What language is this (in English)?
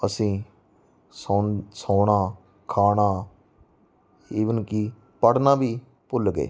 Punjabi